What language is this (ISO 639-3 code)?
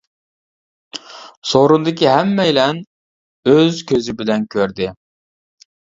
uig